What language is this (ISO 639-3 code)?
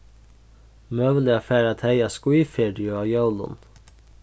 fao